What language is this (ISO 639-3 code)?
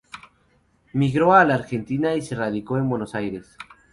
spa